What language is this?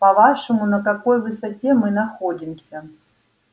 Russian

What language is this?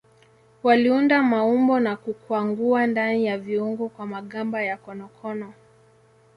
Swahili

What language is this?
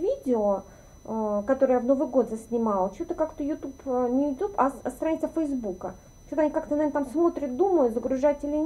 Russian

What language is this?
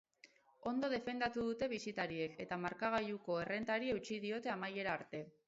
Basque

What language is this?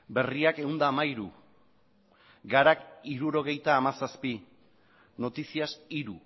Basque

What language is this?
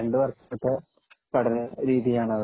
Malayalam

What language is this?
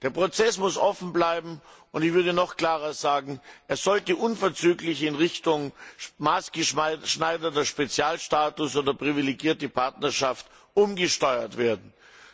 German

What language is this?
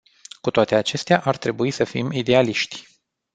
Romanian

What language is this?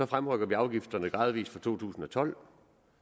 Danish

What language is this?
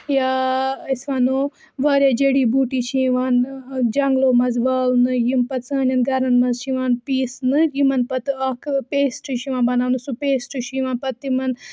Kashmiri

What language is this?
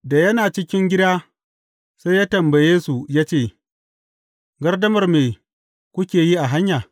Hausa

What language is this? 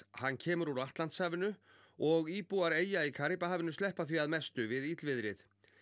Icelandic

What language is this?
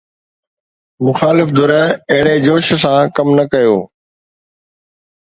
Sindhi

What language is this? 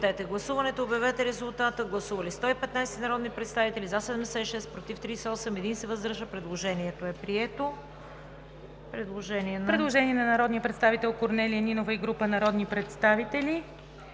Bulgarian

